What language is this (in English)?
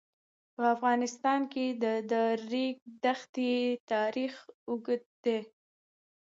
Pashto